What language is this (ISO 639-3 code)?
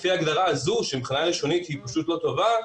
heb